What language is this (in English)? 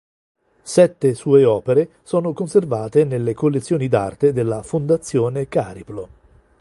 Italian